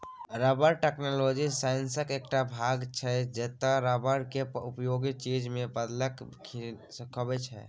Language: Maithili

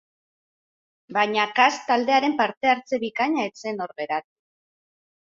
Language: Basque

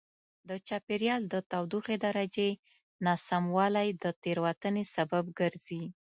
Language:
Pashto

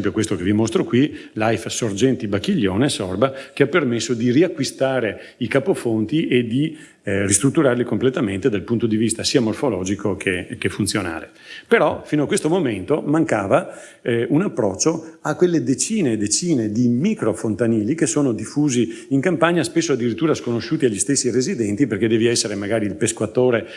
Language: Italian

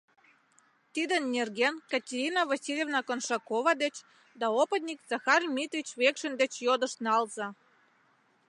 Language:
Mari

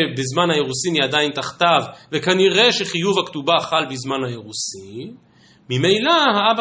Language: Hebrew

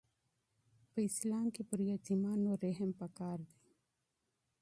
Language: Pashto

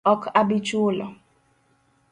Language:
Luo (Kenya and Tanzania)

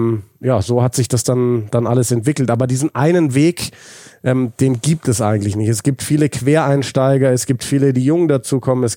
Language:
German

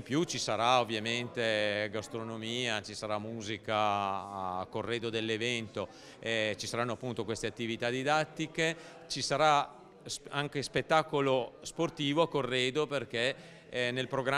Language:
Italian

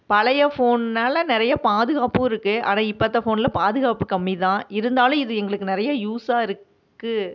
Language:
Tamil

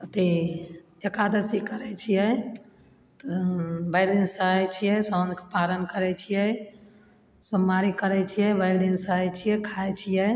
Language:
Maithili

